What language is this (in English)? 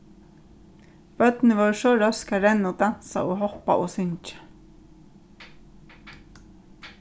Faroese